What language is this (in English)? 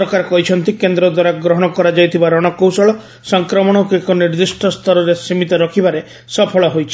Odia